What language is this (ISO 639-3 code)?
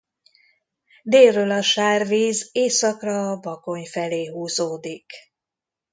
hun